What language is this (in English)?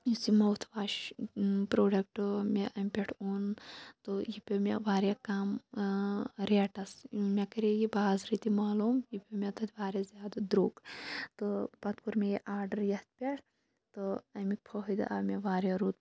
Kashmiri